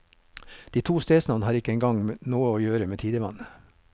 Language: Norwegian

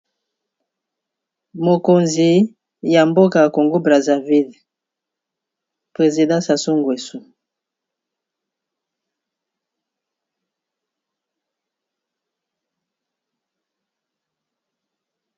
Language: Lingala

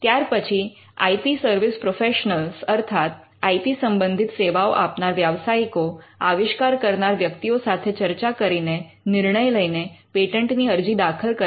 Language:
Gujarati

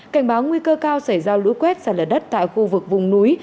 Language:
Vietnamese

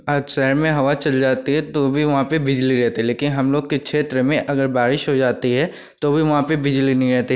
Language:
Hindi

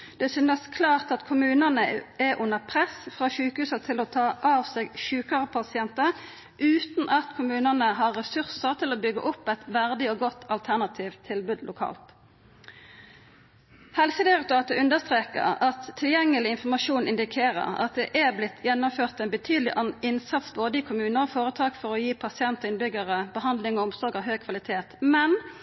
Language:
Norwegian Nynorsk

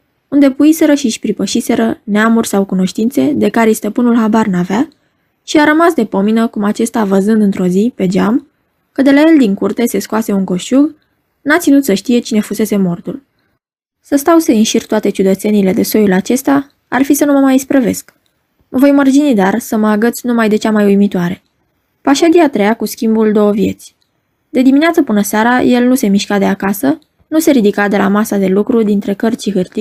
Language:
Romanian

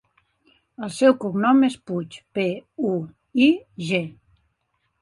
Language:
Catalan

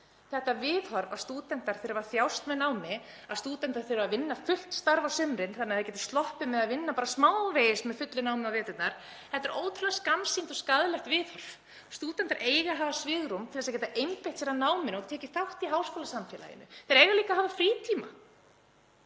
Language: Icelandic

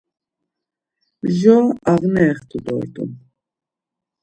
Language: Laz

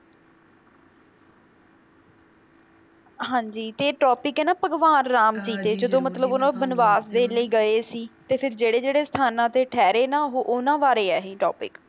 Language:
Punjabi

